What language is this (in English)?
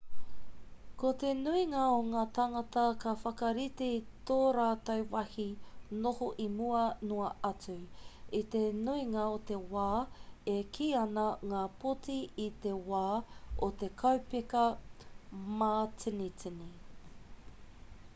Māori